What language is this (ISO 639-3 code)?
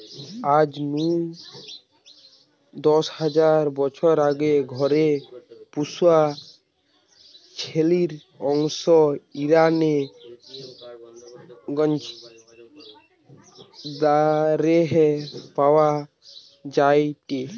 ben